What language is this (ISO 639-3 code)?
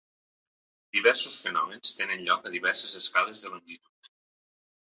cat